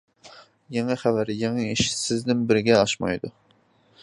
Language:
Uyghur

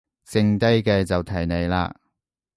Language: Cantonese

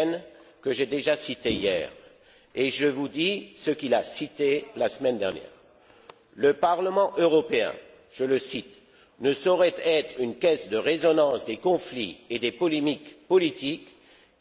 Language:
French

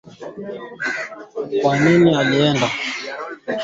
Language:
Swahili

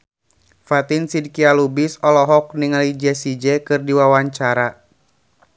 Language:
Sundanese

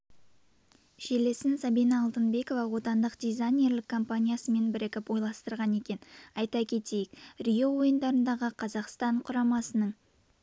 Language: Kazakh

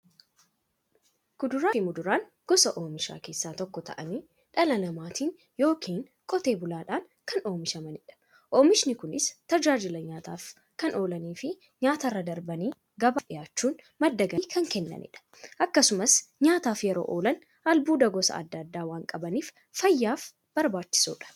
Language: Oromo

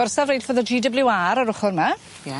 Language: Welsh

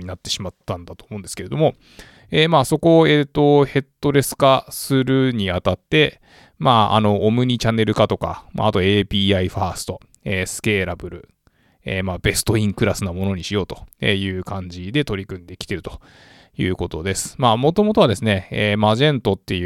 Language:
Japanese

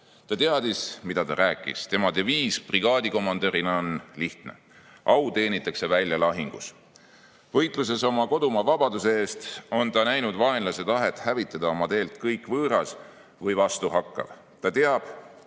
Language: Estonian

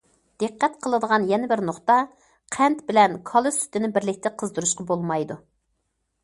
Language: Uyghur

